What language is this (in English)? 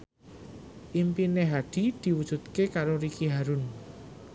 Javanese